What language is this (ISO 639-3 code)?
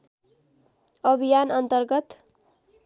nep